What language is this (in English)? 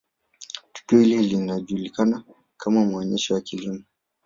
Swahili